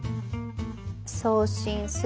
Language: Japanese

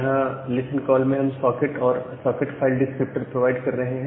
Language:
Hindi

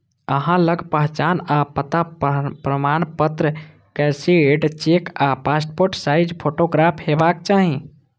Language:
Maithili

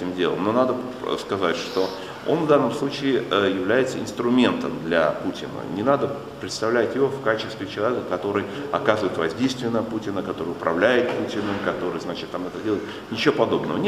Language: Russian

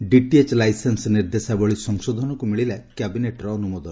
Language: Odia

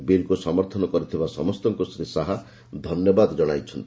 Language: Odia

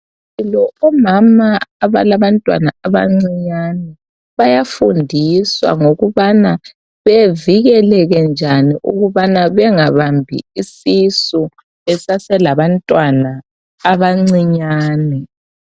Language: North Ndebele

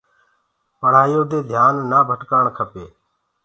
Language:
Gurgula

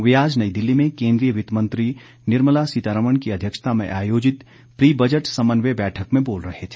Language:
Hindi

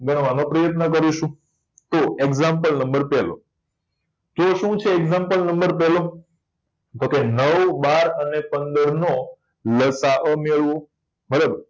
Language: Gujarati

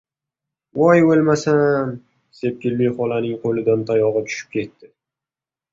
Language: Uzbek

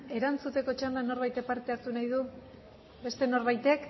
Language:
Basque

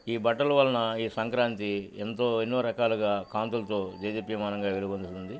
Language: Telugu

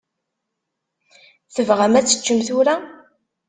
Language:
Kabyle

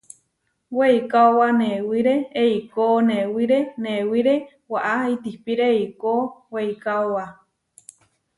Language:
Huarijio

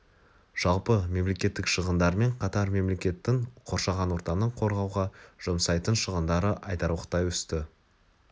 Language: Kazakh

